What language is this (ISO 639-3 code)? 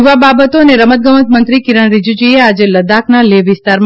guj